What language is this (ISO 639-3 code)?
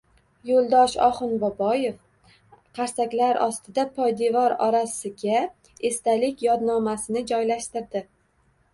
uzb